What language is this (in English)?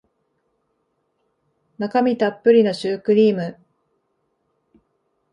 Japanese